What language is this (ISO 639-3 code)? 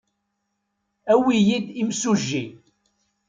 kab